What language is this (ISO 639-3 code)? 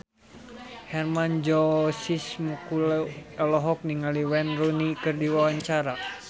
sun